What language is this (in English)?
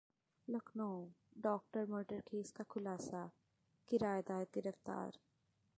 Hindi